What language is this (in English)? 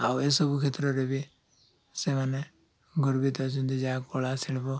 Odia